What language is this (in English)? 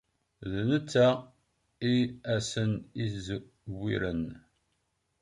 Kabyle